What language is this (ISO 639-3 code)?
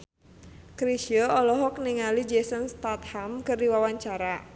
sun